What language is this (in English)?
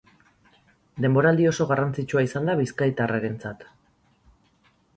Basque